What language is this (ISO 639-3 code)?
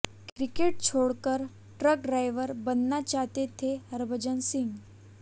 hin